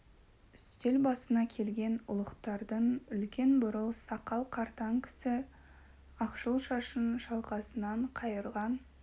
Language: Kazakh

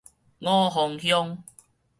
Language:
Min Nan Chinese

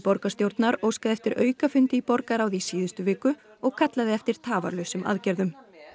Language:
Icelandic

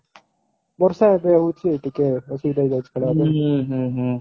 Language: Odia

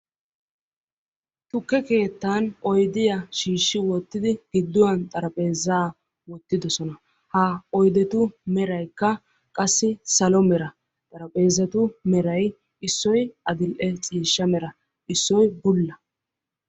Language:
Wolaytta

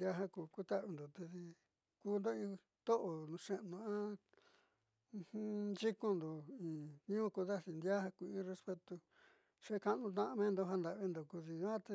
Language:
Southeastern Nochixtlán Mixtec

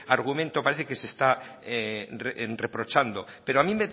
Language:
Spanish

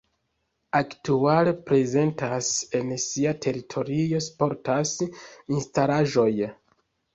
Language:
Esperanto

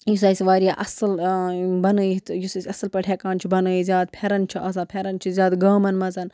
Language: Kashmiri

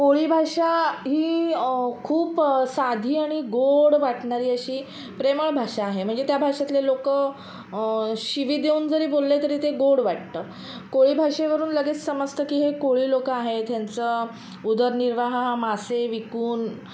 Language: Marathi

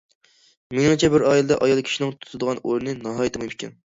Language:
Uyghur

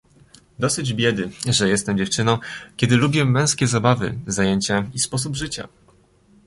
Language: Polish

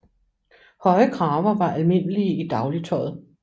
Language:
Danish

